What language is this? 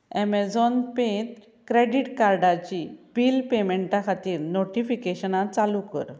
Konkani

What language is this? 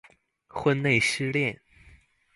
Chinese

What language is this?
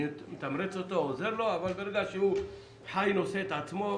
Hebrew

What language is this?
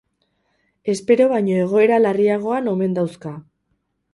Basque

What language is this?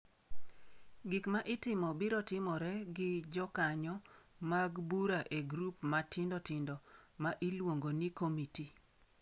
Luo (Kenya and Tanzania)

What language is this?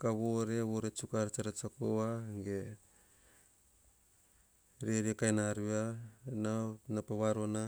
Hahon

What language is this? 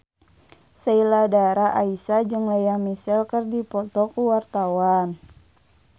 Sundanese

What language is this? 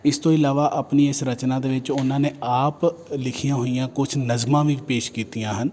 Punjabi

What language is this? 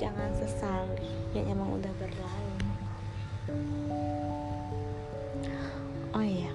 Indonesian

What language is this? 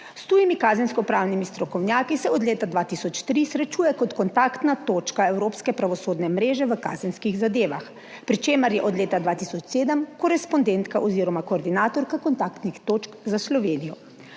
Slovenian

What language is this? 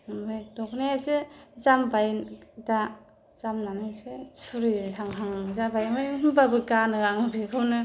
Bodo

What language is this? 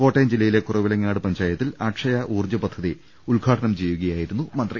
Malayalam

